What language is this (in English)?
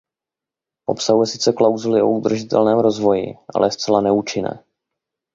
Czech